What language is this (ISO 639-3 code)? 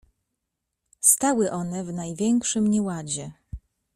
pol